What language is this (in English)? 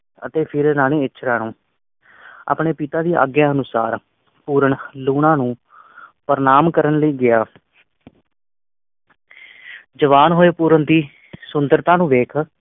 Punjabi